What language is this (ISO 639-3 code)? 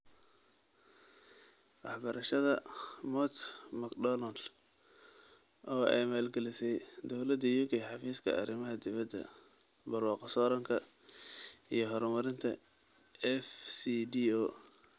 som